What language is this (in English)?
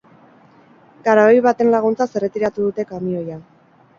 Basque